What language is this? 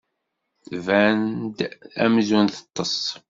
Kabyle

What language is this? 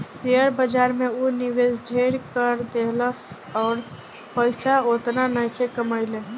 Bhojpuri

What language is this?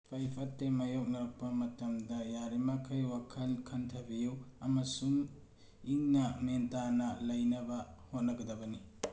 Manipuri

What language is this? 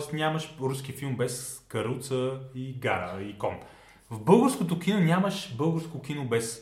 Bulgarian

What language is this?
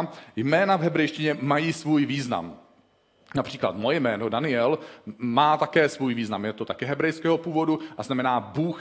Czech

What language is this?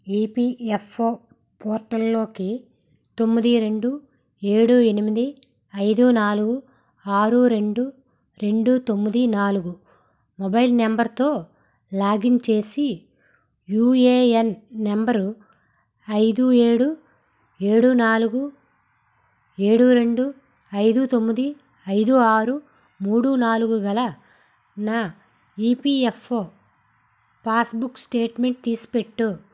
Telugu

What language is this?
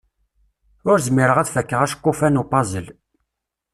Kabyle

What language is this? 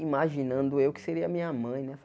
Portuguese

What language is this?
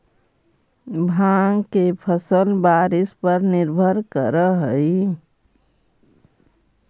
Magahi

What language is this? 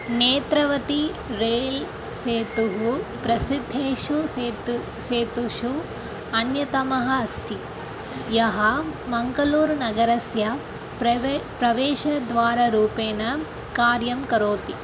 Sanskrit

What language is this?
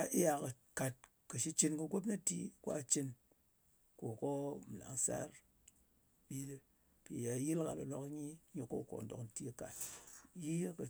Ngas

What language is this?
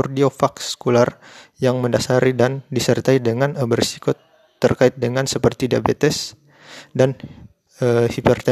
Indonesian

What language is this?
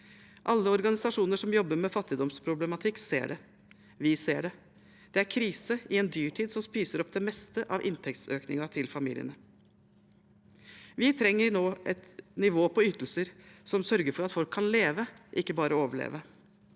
Norwegian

